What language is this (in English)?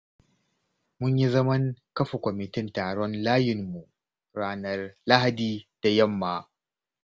Hausa